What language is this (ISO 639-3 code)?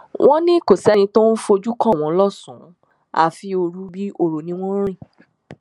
yor